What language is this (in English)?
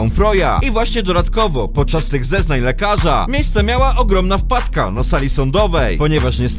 Polish